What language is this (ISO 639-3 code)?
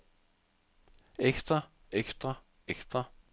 dan